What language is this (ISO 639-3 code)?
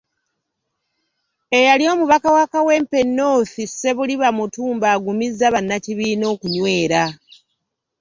lug